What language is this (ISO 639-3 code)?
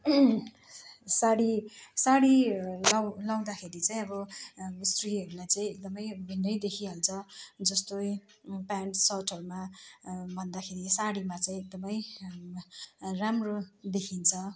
nep